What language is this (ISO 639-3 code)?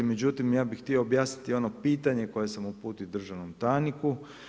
hrv